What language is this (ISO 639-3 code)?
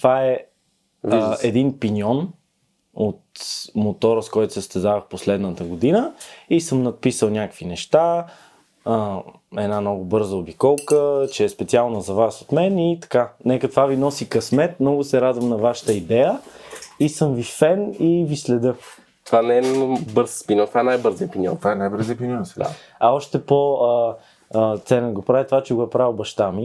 bul